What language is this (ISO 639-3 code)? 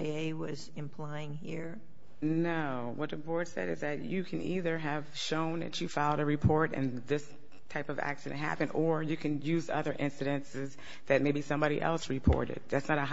eng